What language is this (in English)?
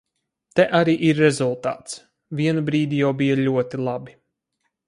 Latvian